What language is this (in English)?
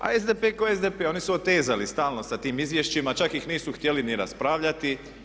Croatian